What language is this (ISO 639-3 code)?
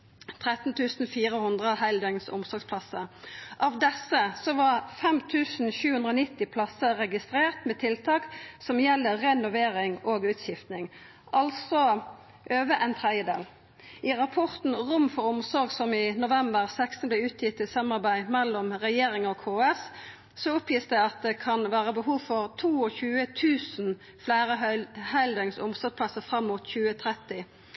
nno